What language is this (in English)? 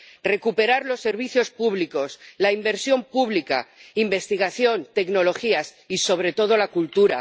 Spanish